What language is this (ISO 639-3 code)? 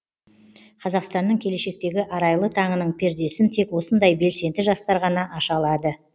kaz